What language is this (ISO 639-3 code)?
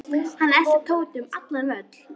isl